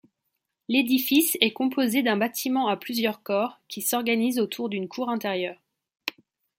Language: French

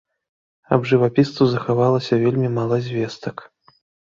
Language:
Belarusian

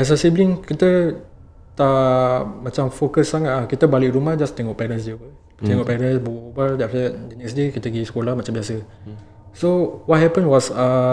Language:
Malay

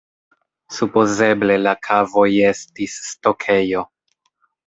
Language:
Esperanto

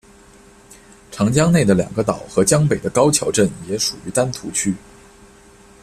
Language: Chinese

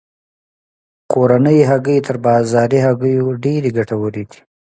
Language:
Pashto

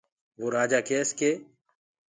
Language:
Gurgula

